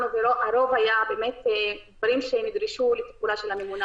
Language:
Hebrew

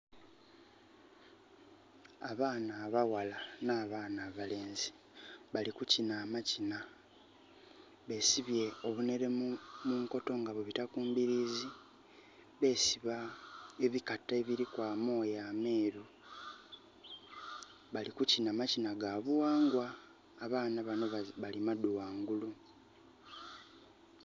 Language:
Soga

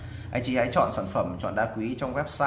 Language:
Vietnamese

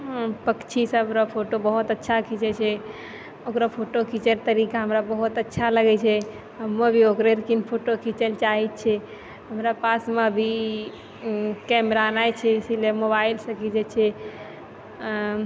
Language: Maithili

